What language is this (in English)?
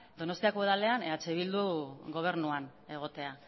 Basque